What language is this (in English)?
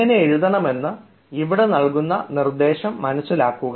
Malayalam